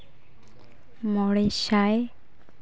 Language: Santali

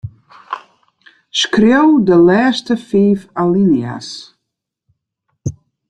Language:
Western Frisian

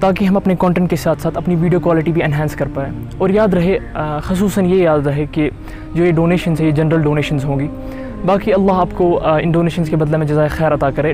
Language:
Indonesian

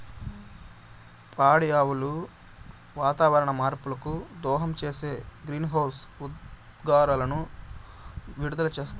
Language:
Telugu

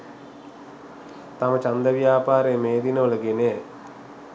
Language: Sinhala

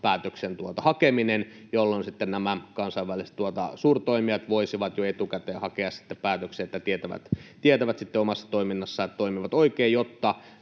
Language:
Finnish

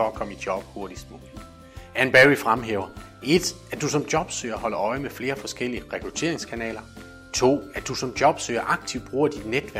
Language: Danish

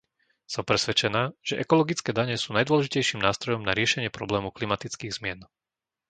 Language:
Slovak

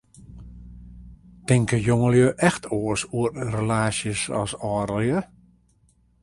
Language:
Western Frisian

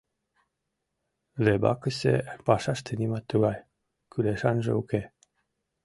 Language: Mari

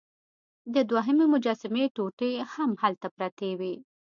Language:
Pashto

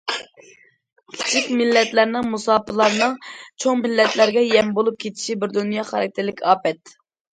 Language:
Uyghur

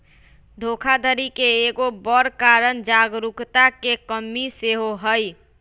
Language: Magahi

